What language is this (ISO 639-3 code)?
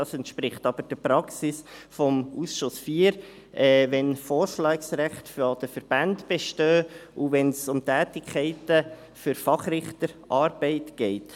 gsw